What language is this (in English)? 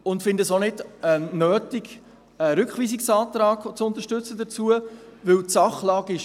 Swiss German